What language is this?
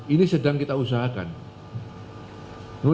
Indonesian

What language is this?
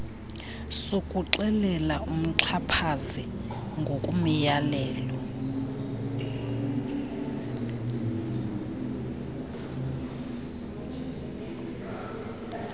Xhosa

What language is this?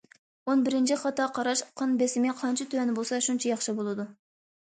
Uyghur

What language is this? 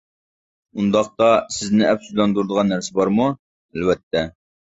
Uyghur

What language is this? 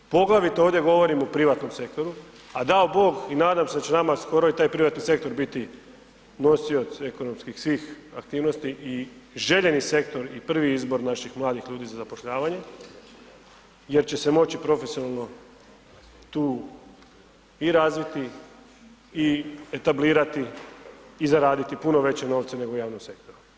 Croatian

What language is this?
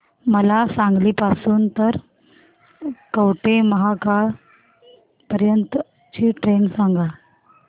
Marathi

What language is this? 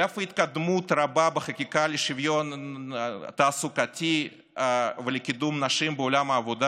Hebrew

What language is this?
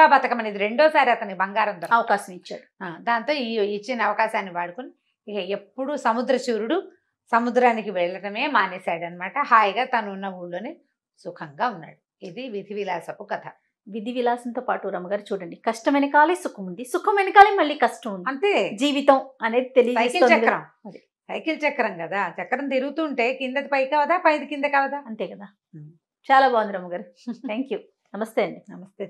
Telugu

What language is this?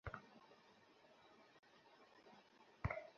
Bangla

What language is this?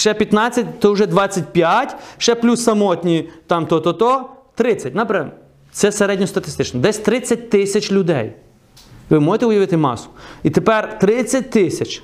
Ukrainian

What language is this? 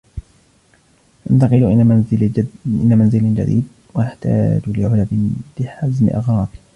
Arabic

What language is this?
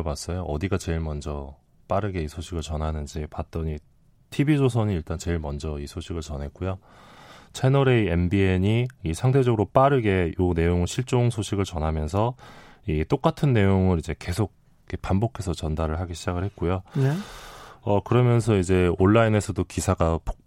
Korean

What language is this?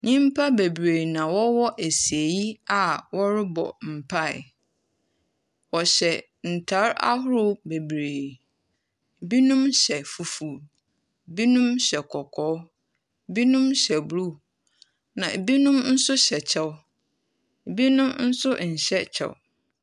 Akan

